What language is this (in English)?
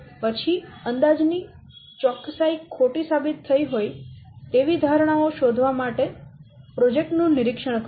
Gujarati